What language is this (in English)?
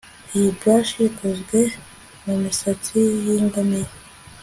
Kinyarwanda